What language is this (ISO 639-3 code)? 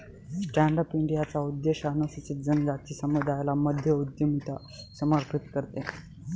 mar